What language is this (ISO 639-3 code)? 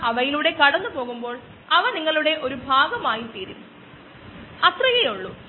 mal